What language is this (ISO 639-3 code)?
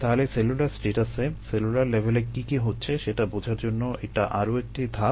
ben